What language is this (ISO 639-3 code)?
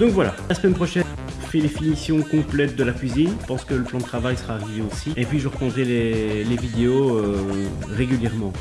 fra